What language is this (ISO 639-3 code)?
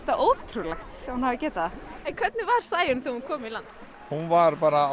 isl